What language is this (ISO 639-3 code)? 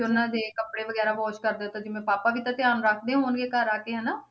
pan